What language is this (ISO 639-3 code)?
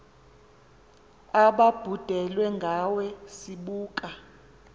xho